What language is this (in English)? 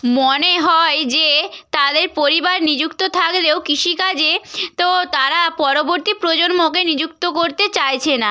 Bangla